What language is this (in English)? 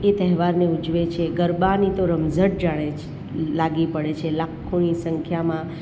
Gujarati